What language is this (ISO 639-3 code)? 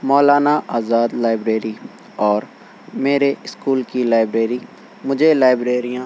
urd